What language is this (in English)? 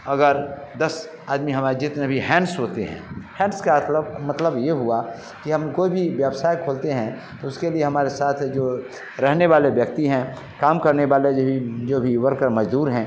Hindi